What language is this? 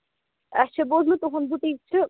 Kashmiri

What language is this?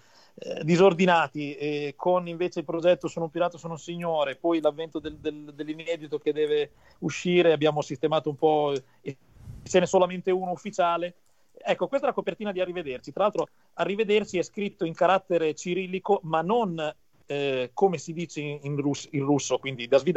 Italian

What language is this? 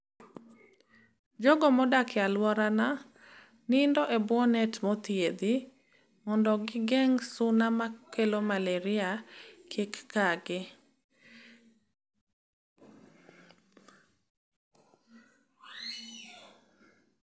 Luo (Kenya and Tanzania)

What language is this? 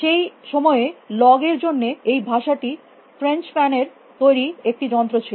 Bangla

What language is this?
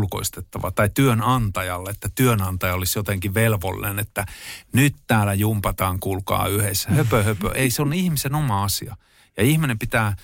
Finnish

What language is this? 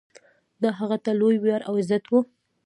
Pashto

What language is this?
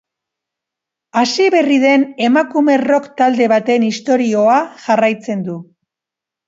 Basque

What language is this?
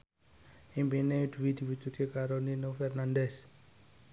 Javanese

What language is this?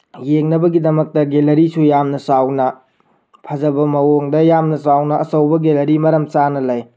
Manipuri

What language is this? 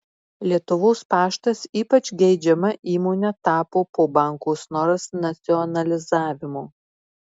Lithuanian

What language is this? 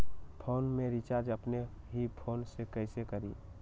Magahi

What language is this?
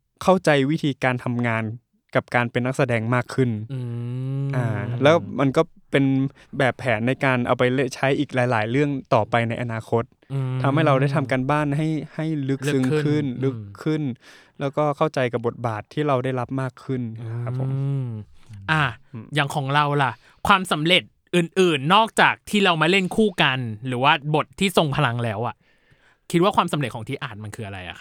Thai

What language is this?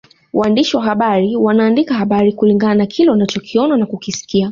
Swahili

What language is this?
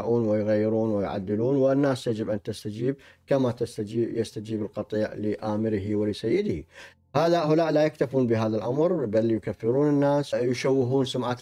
Arabic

